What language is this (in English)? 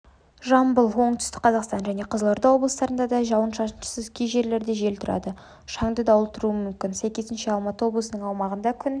Kazakh